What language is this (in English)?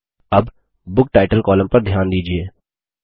Hindi